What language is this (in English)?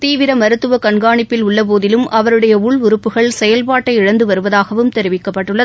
Tamil